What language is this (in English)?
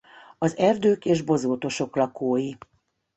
Hungarian